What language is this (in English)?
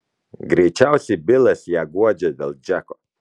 Lithuanian